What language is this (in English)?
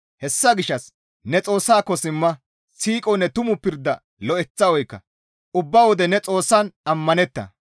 Gamo